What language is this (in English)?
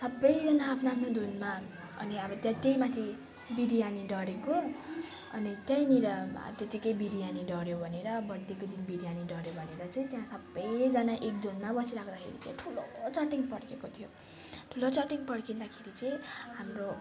Nepali